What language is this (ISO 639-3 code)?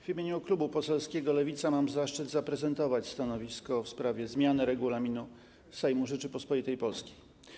pol